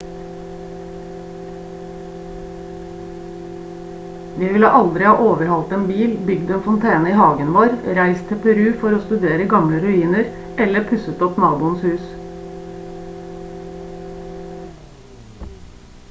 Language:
Norwegian Bokmål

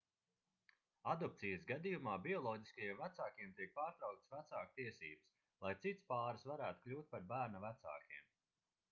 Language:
Latvian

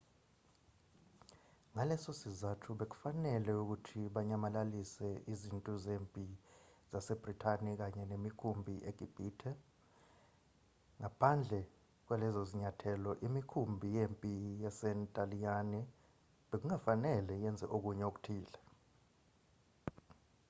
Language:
Zulu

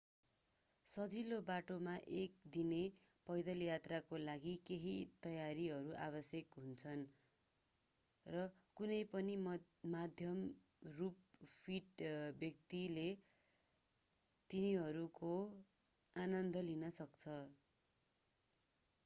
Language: Nepali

